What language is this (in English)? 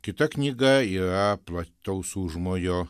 Lithuanian